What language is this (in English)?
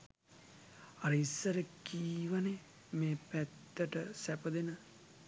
Sinhala